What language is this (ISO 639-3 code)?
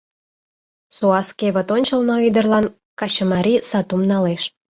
chm